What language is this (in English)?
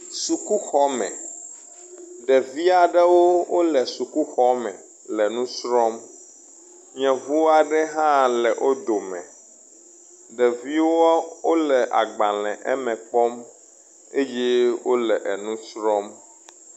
Ewe